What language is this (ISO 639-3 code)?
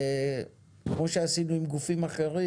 heb